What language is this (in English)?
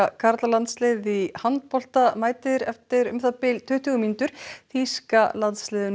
Icelandic